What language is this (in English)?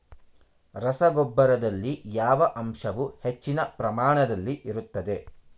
Kannada